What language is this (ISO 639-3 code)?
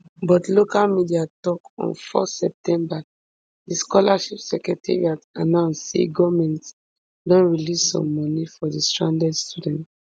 pcm